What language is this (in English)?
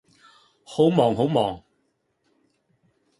Cantonese